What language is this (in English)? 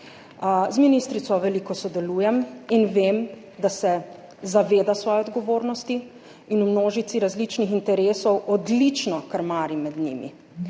Slovenian